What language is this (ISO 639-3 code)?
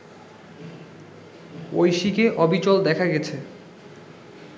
ben